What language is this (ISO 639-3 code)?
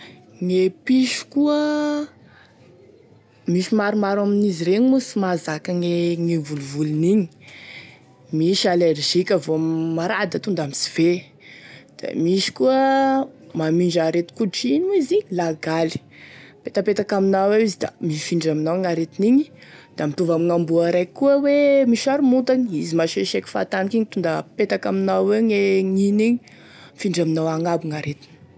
tkg